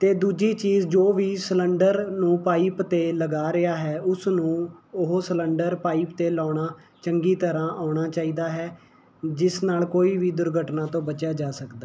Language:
Punjabi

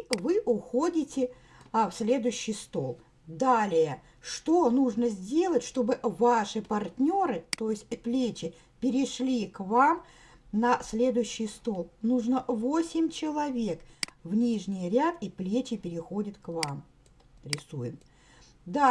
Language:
Russian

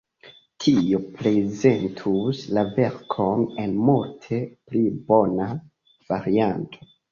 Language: Esperanto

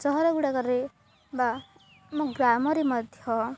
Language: Odia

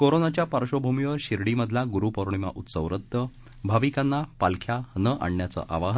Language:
Marathi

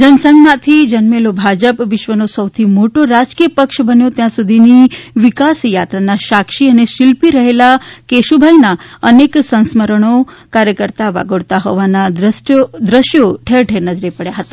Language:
Gujarati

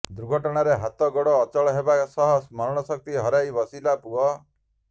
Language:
Odia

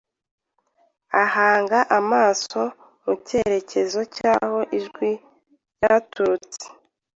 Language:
Kinyarwanda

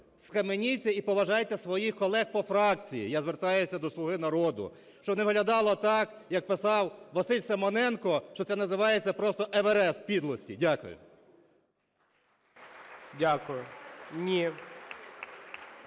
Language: Ukrainian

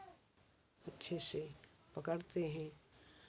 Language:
Hindi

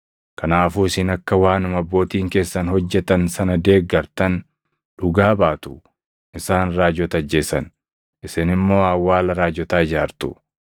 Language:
Oromo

